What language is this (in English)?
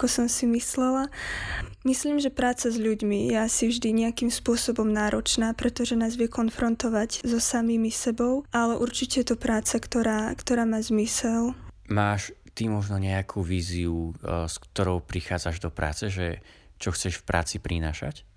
Slovak